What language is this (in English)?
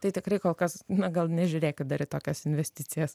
Lithuanian